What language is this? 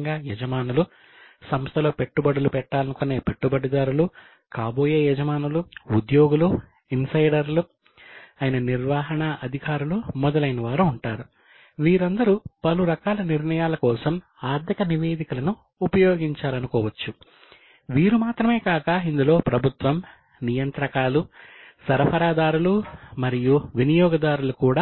Telugu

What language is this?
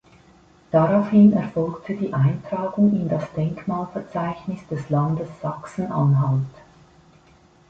German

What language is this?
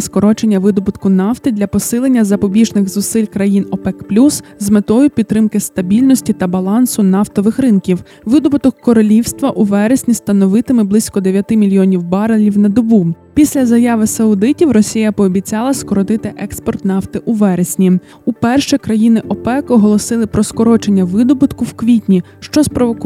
Ukrainian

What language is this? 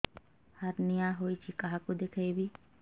Odia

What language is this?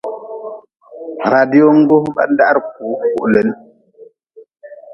Nawdm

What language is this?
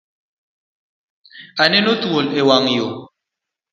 Luo (Kenya and Tanzania)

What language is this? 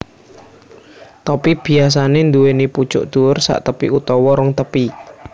Javanese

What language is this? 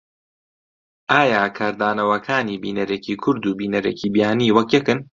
Central Kurdish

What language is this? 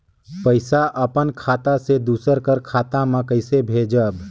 Chhattisgarhi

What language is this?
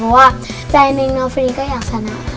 Thai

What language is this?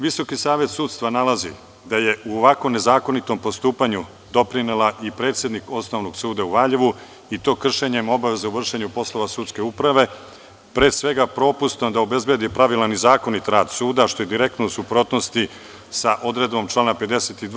Serbian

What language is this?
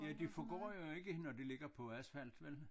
Danish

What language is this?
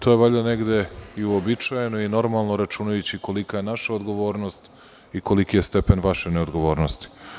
Serbian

